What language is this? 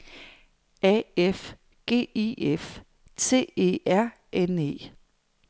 Danish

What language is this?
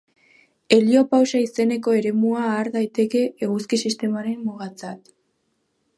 Basque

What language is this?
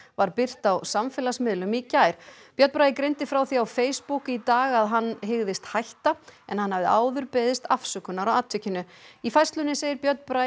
Icelandic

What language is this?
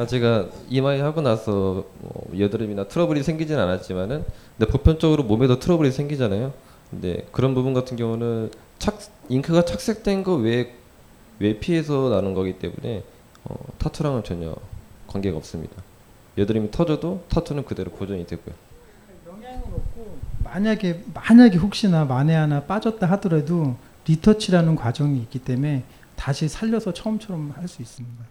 Korean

